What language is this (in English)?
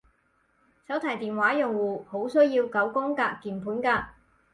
Cantonese